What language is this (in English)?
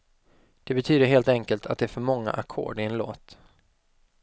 Swedish